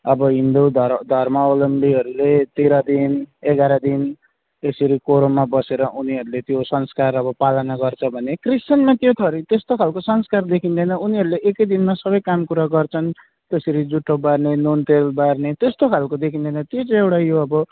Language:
Nepali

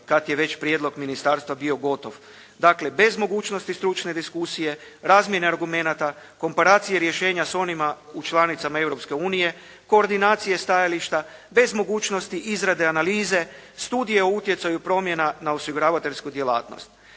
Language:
Croatian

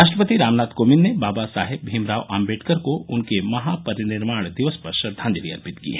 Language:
Hindi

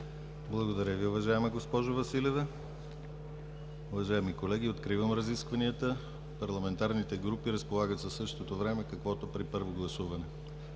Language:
Bulgarian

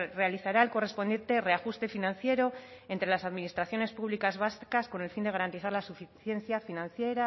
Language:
Spanish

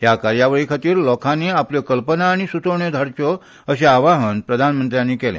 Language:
Konkani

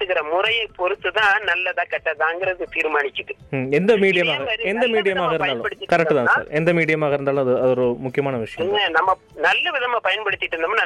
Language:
Tamil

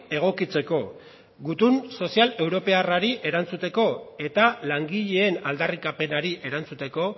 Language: Basque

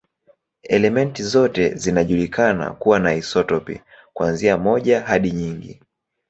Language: Swahili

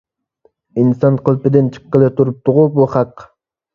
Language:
Uyghur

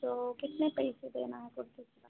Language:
Hindi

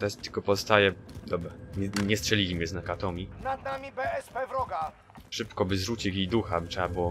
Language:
Polish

